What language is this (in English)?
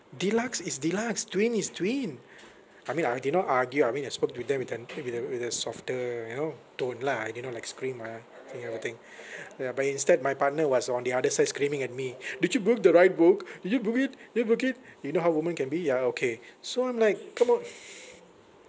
English